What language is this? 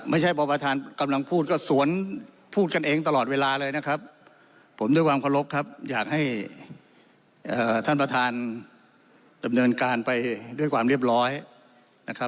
Thai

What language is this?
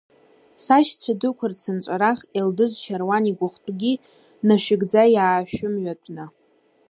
Abkhazian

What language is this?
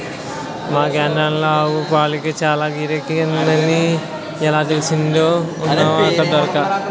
Telugu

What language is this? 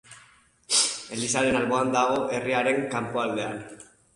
Basque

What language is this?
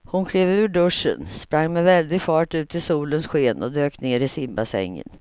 Swedish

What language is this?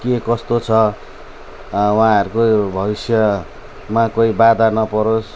Nepali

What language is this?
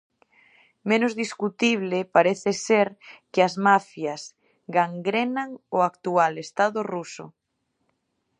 Galician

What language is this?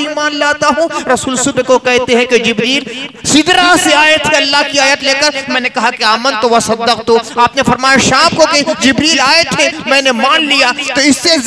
Hindi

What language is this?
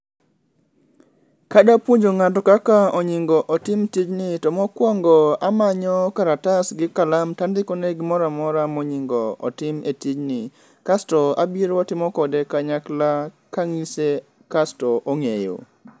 Luo (Kenya and Tanzania)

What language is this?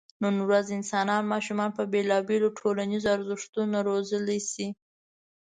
Pashto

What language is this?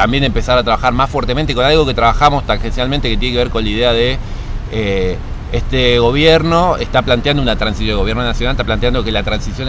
Spanish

